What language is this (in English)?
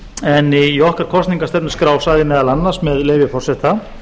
Icelandic